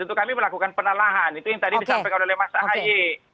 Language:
Indonesian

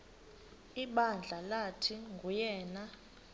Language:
Xhosa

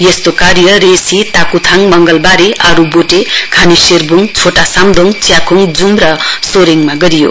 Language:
Nepali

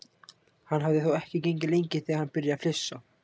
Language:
Icelandic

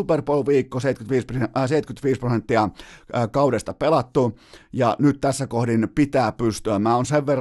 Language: Finnish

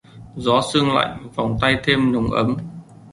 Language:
Vietnamese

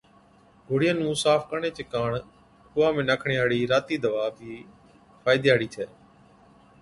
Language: Od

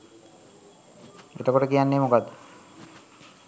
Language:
Sinhala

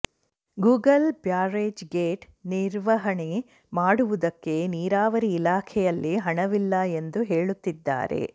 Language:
Kannada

